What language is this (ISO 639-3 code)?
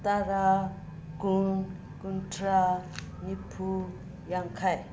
mni